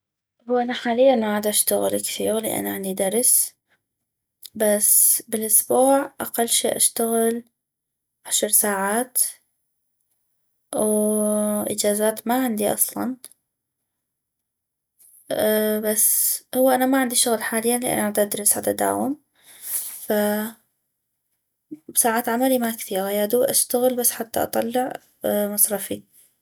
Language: North Mesopotamian Arabic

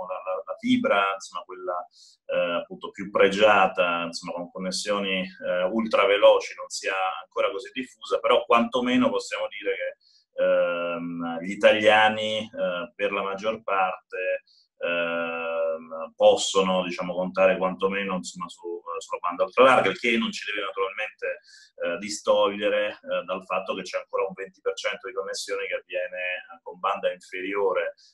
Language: Italian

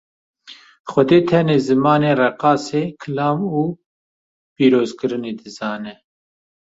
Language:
Kurdish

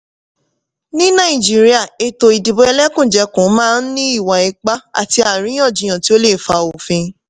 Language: Yoruba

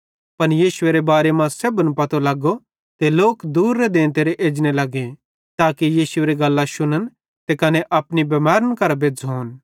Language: Bhadrawahi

